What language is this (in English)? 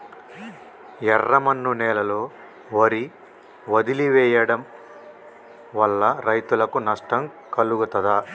Telugu